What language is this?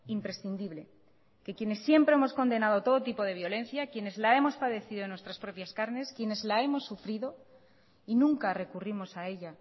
Spanish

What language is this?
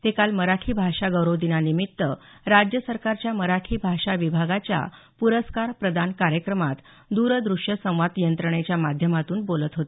Marathi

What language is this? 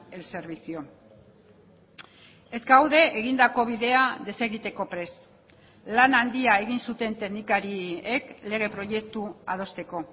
Basque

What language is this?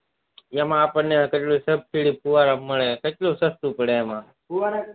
Gujarati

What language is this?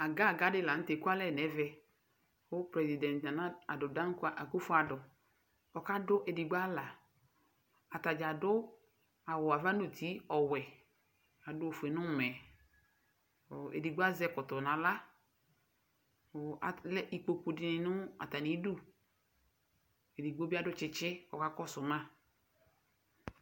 Ikposo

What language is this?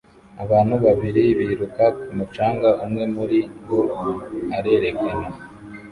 Kinyarwanda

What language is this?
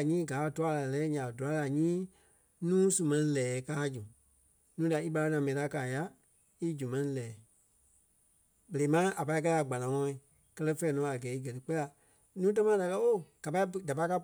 Kpelle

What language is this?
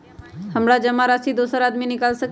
Magahi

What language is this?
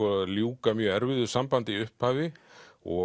Icelandic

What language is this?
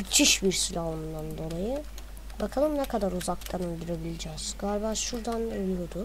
Turkish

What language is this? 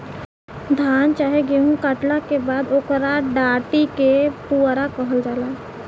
Bhojpuri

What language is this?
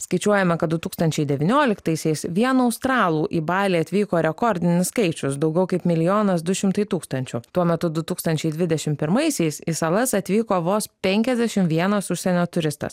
Lithuanian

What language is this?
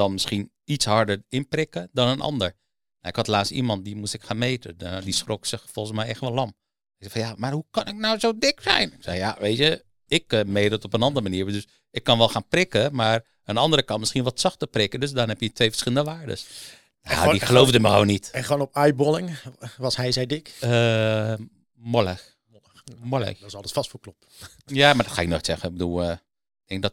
Dutch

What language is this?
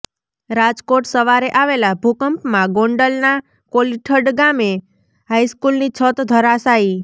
Gujarati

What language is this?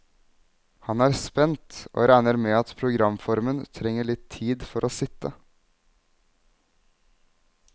Norwegian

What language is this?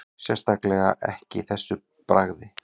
Icelandic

